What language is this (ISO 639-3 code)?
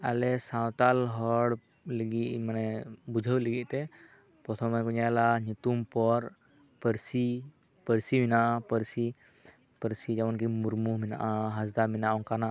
sat